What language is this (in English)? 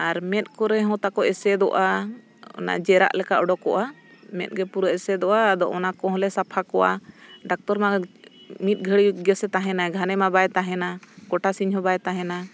Santali